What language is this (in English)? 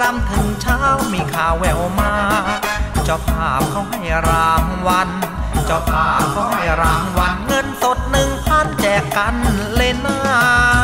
Thai